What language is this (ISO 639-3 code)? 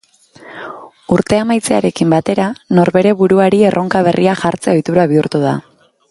eus